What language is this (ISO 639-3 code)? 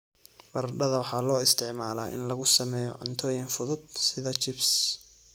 som